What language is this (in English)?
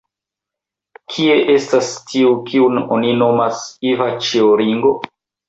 Esperanto